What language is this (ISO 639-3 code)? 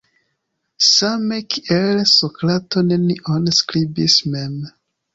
epo